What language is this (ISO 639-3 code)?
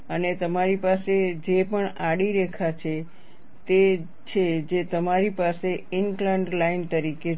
guj